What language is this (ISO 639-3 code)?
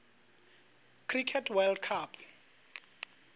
nso